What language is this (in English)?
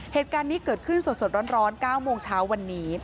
Thai